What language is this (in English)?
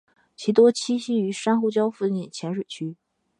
Chinese